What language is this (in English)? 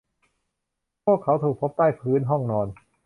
Thai